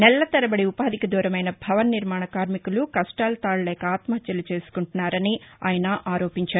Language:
Telugu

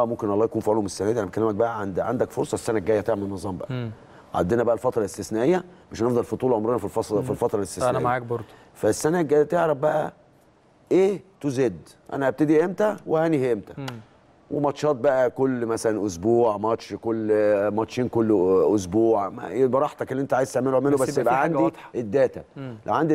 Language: Arabic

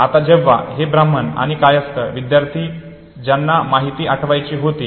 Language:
Marathi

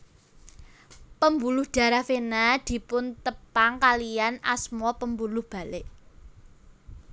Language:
Javanese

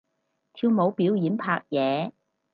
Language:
Cantonese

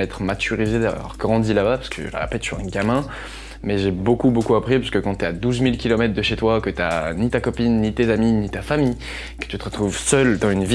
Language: French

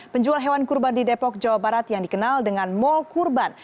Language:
Indonesian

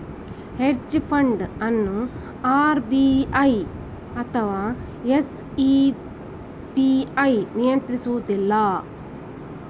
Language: Kannada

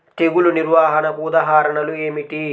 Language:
Telugu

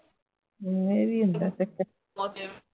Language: Punjabi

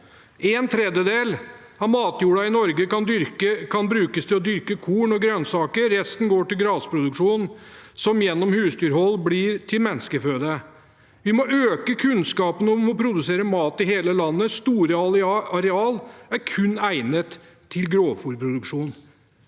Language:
Norwegian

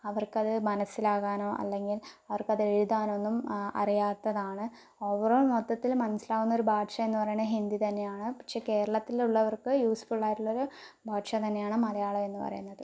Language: Malayalam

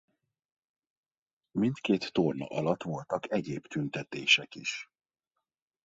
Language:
Hungarian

